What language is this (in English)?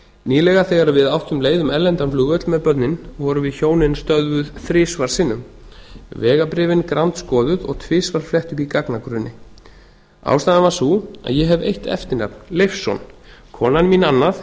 Icelandic